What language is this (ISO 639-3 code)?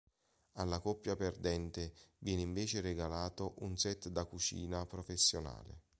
ita